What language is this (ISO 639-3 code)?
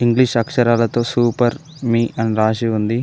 tel